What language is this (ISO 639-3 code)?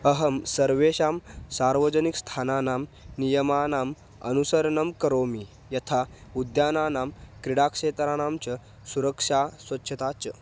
san